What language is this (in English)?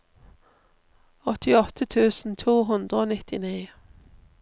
Norwegian